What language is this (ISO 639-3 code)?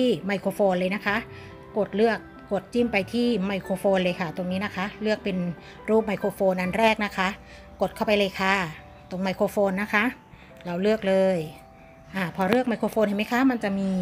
tha